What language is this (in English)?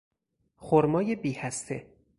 Persian